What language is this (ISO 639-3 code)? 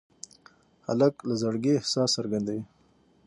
pus